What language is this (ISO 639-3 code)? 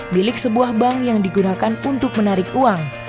ind